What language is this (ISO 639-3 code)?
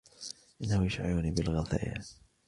ara